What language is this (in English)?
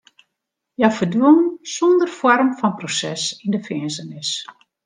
Western Frisian